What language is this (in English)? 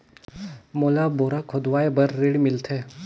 Chhattisgarhi